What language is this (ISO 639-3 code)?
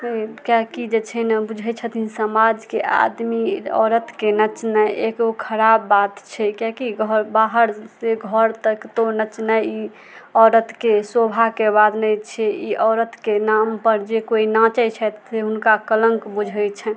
mai